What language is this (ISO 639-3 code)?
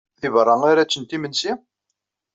kab